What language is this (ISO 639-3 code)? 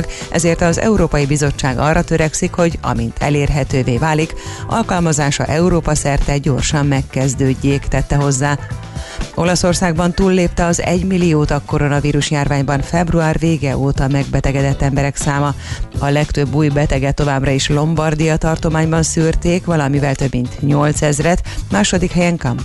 hun